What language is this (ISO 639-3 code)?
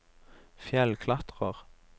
nor